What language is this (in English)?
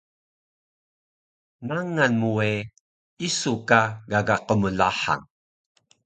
Taroko